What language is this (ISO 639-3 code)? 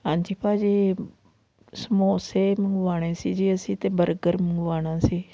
pan